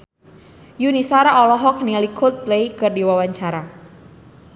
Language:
Sundanese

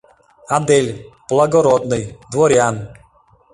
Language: Mari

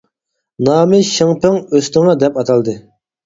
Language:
Uyghur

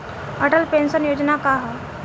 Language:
Bhojpuri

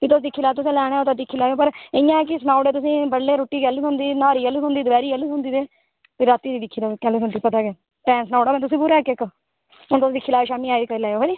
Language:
Dogri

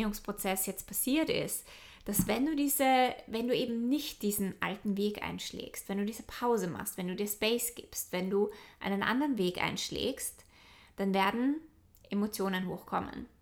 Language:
German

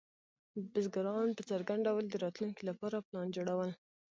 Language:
Pashto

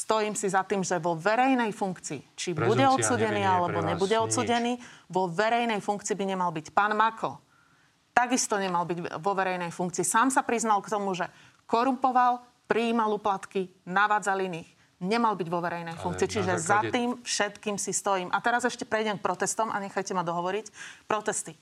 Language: Slovak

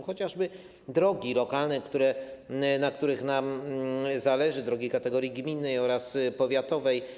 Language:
Polish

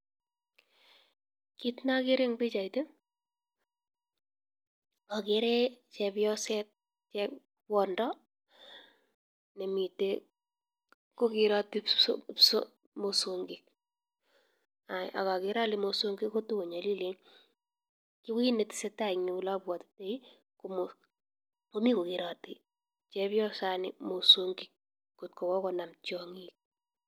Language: Kalenjin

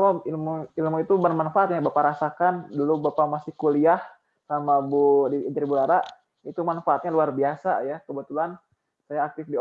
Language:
Indonesian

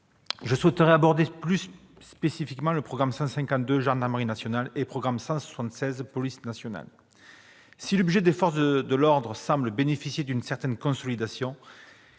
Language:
French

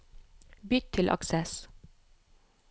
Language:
Norwegian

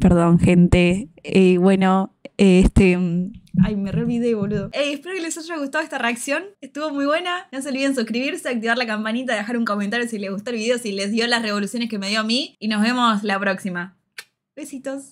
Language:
Spanish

